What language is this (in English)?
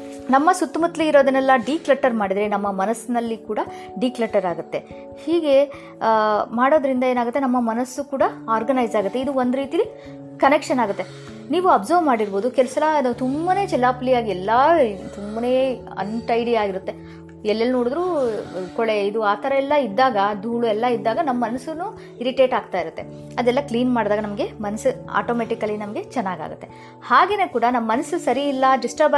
Kannada